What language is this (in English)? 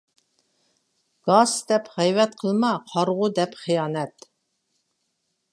Uyghur